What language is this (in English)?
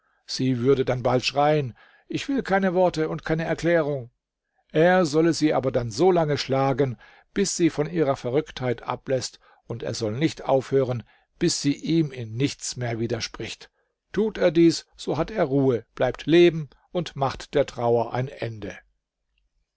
German